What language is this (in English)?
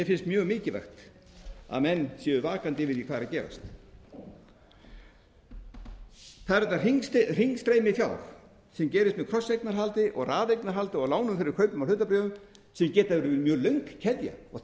Icelandic